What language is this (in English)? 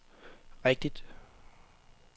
Danish